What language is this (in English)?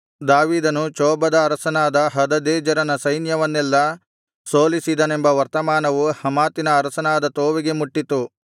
Kannada